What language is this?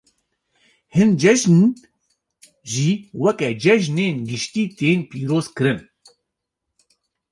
Kurdish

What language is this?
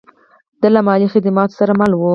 Pashto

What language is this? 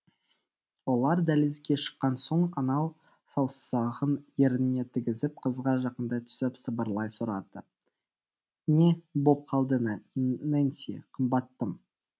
Kazakh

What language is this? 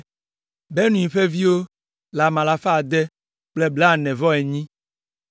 Ewe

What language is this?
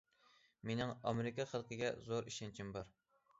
Uyghur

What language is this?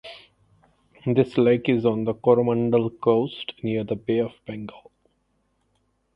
English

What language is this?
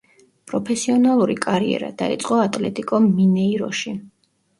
Georgian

